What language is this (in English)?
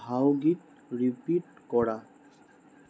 Assamese